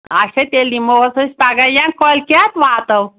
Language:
Kashmiri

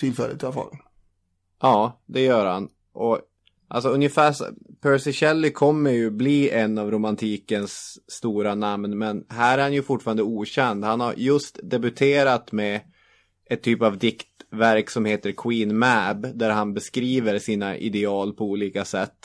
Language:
Swedish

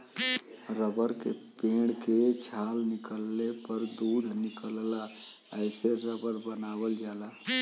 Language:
Bhojpuri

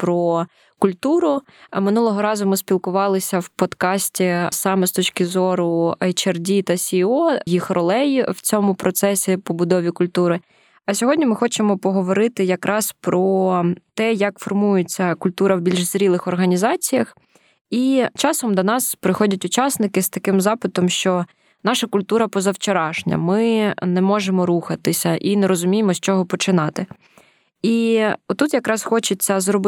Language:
Ukrainian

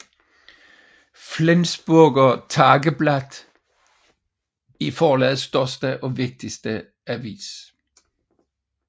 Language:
Danish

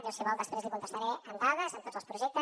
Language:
Catalan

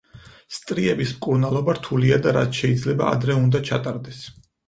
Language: Georgian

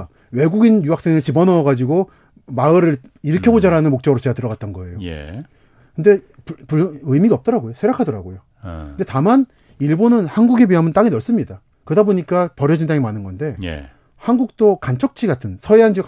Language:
Korean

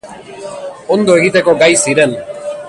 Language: Basque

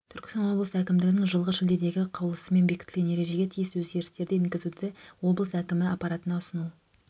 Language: Kazakh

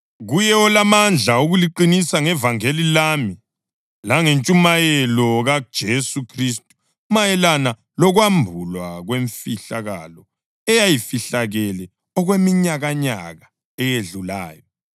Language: North Ndebele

